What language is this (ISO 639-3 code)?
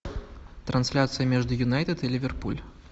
rus